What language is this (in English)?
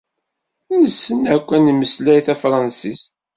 Kabyle